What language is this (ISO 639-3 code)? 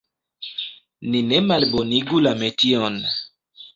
epo